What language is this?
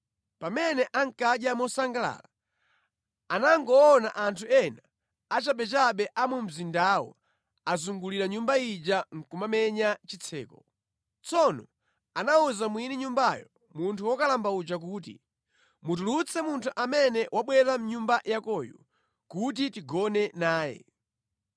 Nyanja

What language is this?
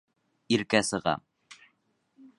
Bashkir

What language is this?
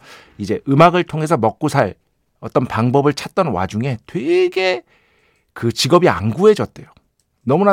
Korean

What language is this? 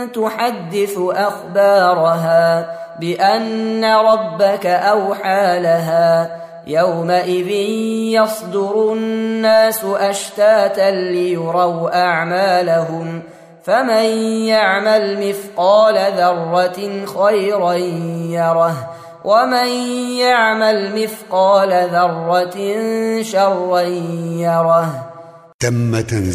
Arabic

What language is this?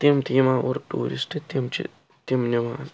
Kashmiri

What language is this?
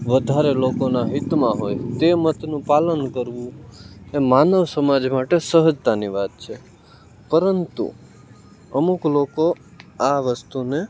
Gujarati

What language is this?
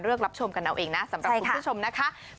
Thai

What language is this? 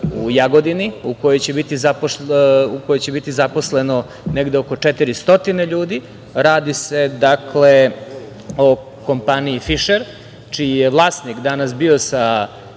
Serbian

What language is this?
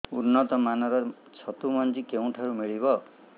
Odia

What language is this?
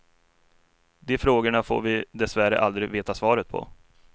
Swedish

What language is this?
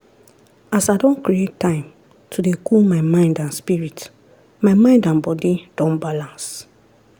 Nigerian Pidgin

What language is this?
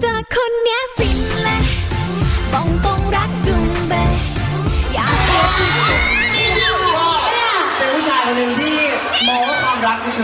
Vietnamese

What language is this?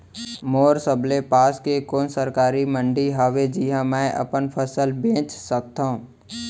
Chhattisgarhi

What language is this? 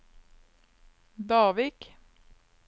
Norwegian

